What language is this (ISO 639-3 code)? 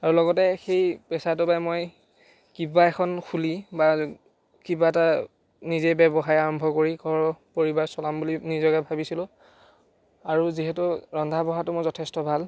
asm